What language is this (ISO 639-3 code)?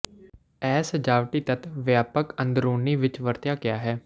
pan